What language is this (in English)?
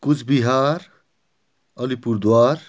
Nepali